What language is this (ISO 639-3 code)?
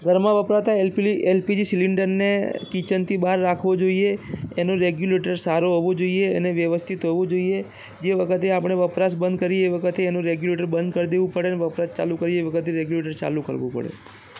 guj